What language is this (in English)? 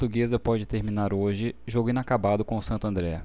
Portuguese